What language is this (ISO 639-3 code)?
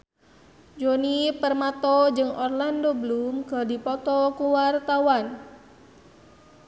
sun